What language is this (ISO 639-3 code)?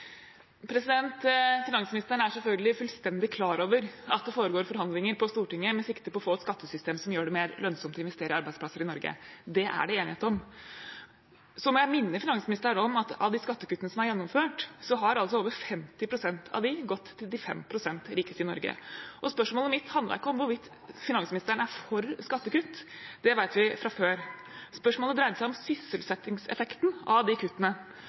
nob